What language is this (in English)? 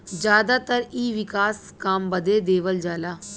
Bhojpuri